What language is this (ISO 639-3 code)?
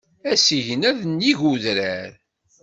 kab